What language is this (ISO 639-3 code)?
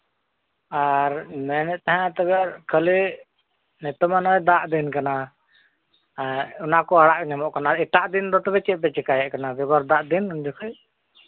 sat